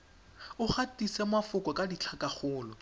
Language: Tswana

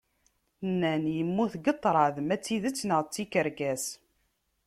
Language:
Kabyle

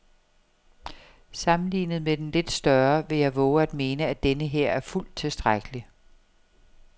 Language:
Danish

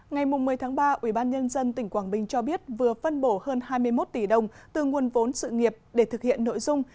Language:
Vietnamese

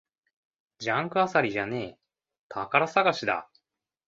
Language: Japanese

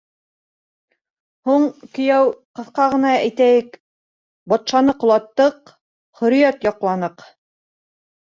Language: Bashkir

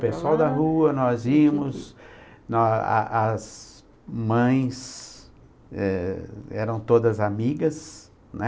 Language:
Portuguese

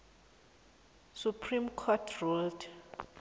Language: South Ndebele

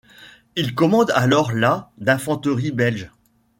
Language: French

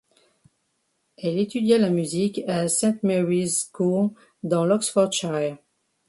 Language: French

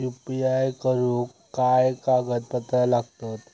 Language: Marathi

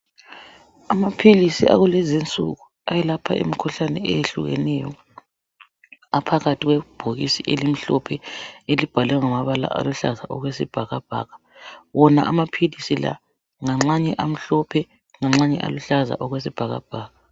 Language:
North Ndebele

